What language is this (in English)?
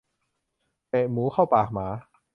Thai